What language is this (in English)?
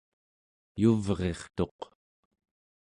Central Yupik